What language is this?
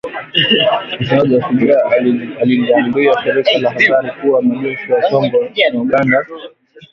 Swahili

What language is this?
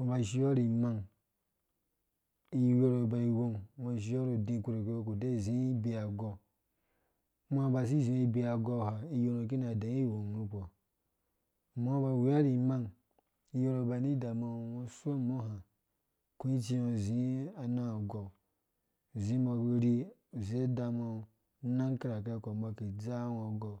Dũya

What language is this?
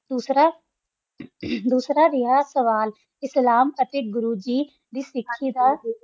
Punjabi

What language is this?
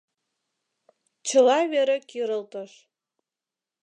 Mari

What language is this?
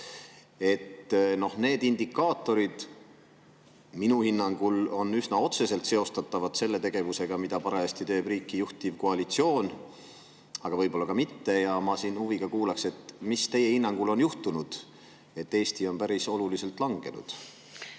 Estonian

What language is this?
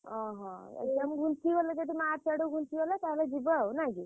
Odia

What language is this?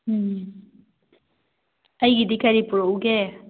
Manipuri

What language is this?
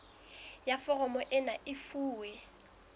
Southern Sotho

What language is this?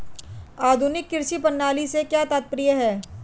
Hindi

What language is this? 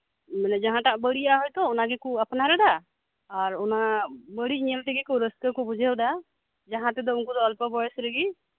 Santali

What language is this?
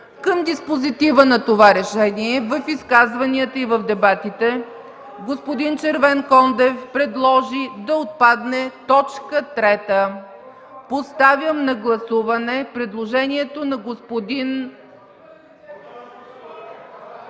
Bulgarian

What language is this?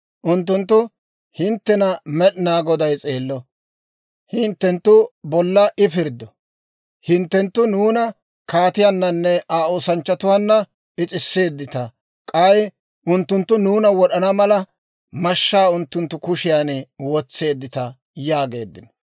Dawro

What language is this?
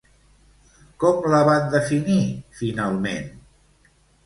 Catalan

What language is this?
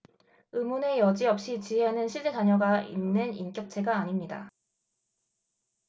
Korean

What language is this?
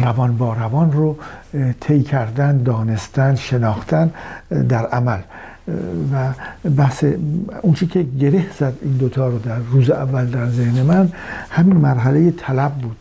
Persian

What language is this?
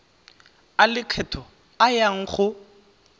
Tswana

